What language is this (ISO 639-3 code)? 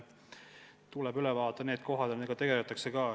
est